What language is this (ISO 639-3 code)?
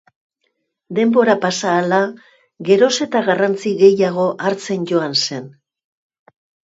eus